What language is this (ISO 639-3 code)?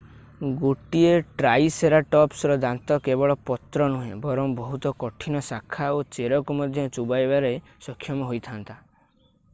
ori